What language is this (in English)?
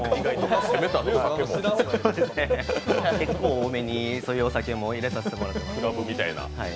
Japanese